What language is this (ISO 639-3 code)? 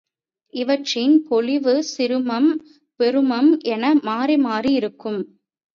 tam